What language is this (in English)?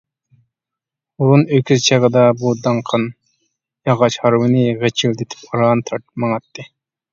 Uyghur